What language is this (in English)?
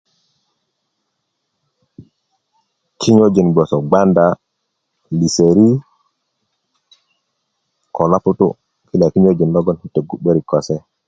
Kuku